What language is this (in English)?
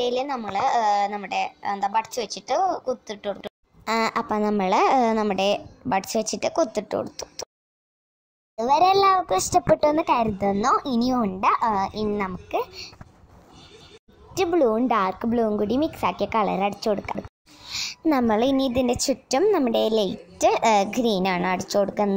Romanian